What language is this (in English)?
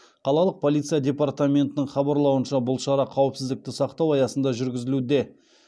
Kazakh